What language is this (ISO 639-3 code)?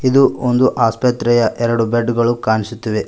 kan